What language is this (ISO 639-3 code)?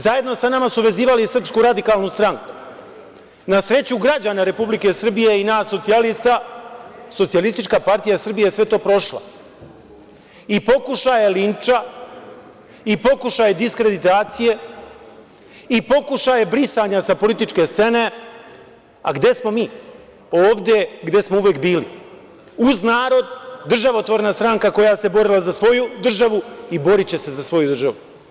srp